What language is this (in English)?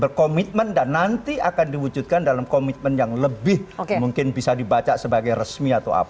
Indonesian